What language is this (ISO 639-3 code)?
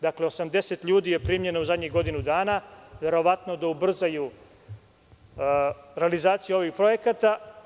srp